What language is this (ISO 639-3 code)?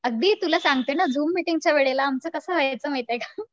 mar